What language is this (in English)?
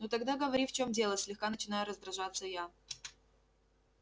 Russian